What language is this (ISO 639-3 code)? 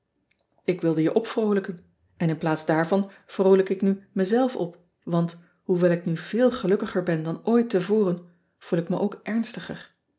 nld